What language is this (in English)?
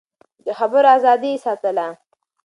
Pashto